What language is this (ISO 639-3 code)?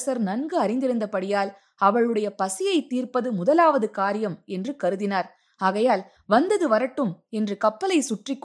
tam